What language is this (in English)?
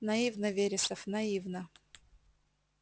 Russian